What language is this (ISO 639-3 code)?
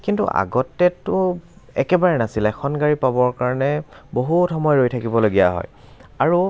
asm